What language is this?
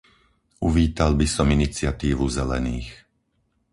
Slovak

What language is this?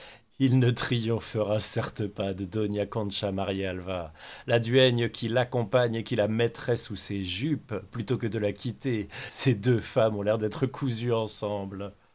French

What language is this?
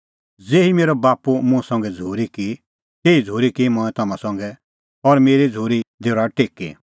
Kullu Pahari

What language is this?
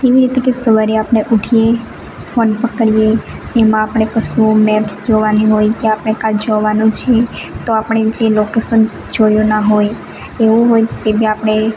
Gujarati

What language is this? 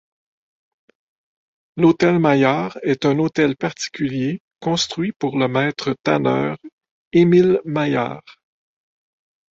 French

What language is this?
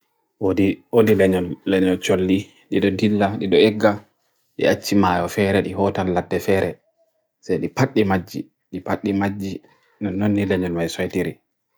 Bagirmi Fulfulde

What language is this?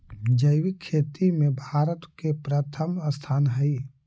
Magahi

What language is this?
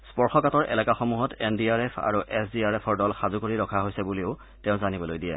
Assamese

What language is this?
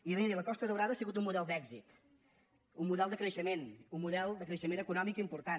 Catalan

